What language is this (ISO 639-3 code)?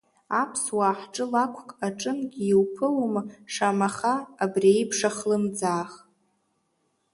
abk